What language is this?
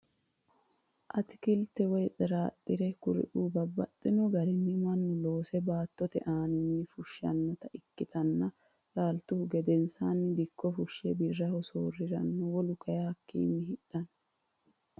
Sidamo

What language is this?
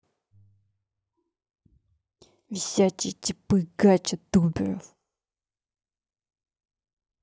Russian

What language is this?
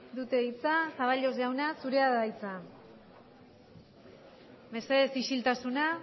Basque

